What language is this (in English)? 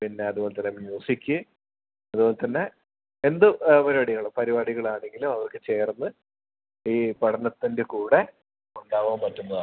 Malayalam